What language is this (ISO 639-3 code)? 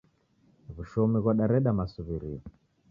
dav